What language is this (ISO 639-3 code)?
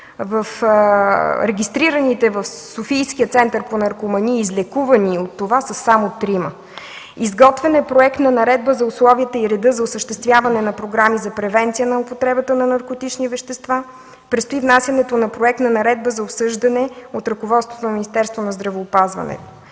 bul